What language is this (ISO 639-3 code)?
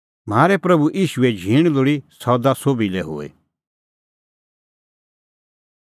kfx